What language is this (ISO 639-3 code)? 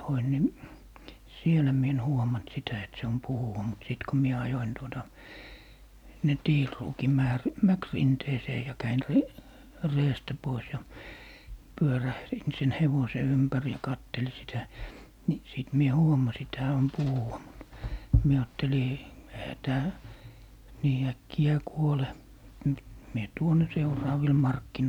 fin